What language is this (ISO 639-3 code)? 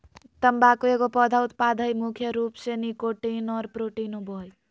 mag